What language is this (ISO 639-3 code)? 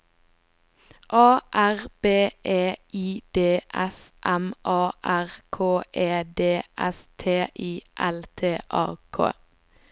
nor